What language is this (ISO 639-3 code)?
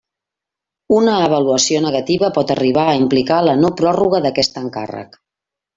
cat